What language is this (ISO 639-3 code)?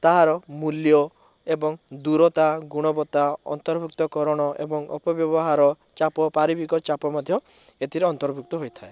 ori